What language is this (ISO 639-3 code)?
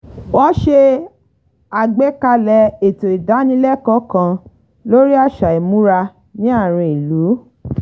yor